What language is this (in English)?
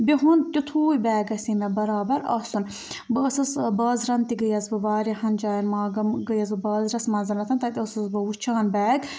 Kashmiri